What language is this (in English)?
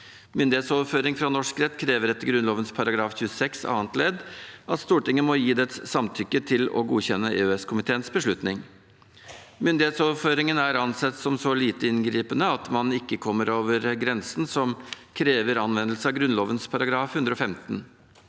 Norwegian